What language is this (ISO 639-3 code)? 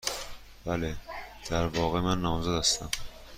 fas